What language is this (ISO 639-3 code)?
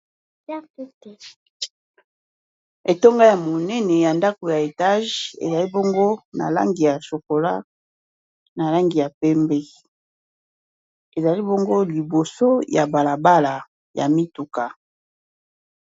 lin